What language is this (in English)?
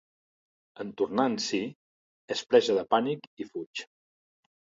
Catalan